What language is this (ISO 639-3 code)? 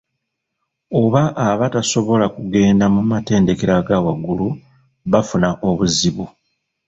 lug